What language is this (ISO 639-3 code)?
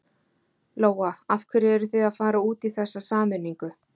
isl